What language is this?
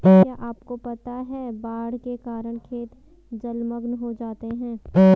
Hindi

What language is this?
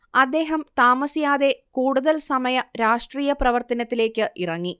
Malayalam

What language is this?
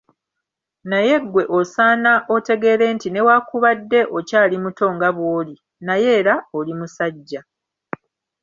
Ganda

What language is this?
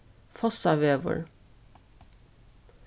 Faroese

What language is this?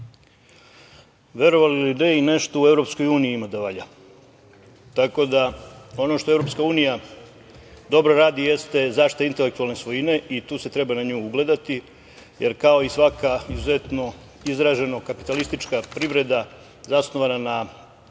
Serbian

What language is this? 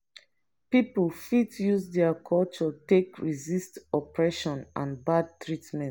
Nigerian Pidgin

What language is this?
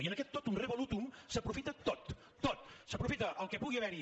Catalan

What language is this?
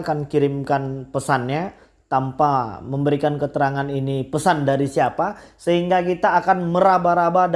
Indonesian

